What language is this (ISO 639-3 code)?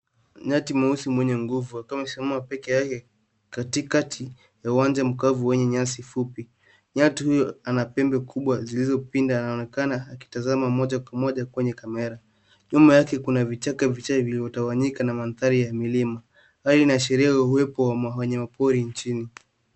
swa